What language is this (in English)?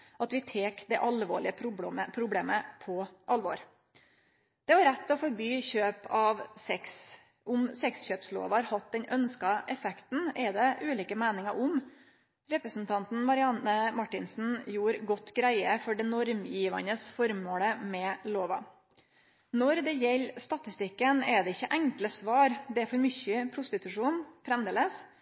Norwegian Nynorsk